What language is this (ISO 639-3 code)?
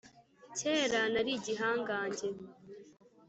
kin